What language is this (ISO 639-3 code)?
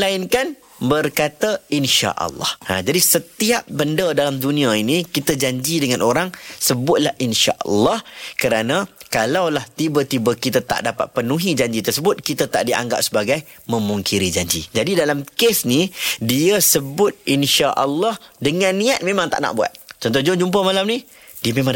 msa